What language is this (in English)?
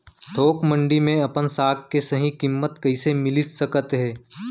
Chhattisgarhi